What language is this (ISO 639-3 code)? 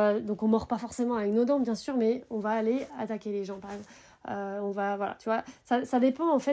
fra